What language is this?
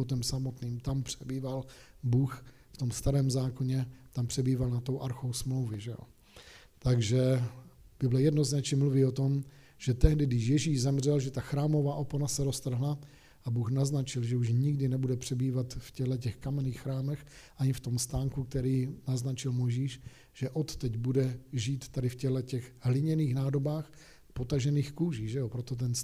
Czech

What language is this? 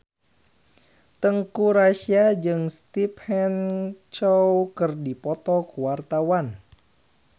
Sundanese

